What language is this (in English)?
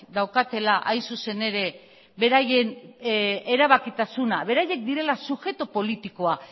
Basque